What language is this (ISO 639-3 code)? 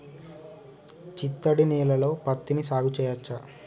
tel